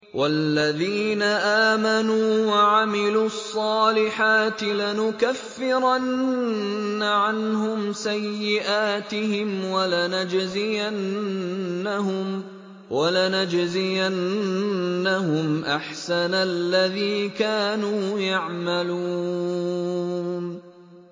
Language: Arabic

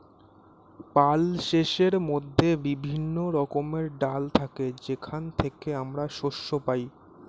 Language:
Bangla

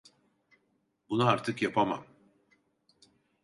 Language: Turkish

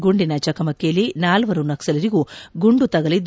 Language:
Kannada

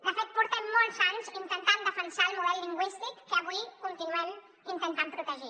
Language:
Catalan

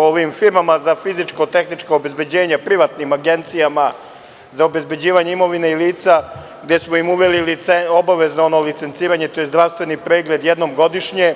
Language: Serbian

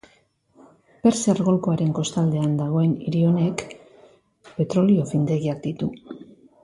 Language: Basque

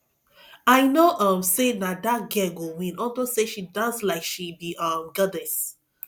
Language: Nigerian Pidgin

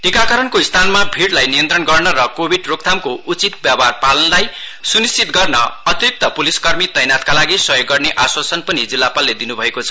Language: Nepali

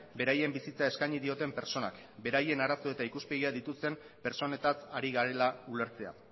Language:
Basque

